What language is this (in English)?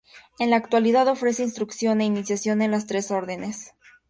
Spanish